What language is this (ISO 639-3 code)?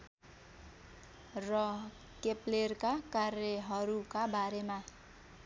nep